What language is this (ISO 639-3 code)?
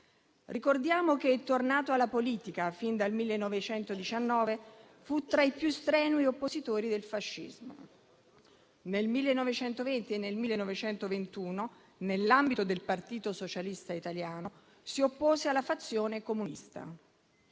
ita